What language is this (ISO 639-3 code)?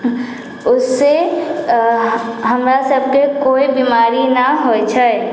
mai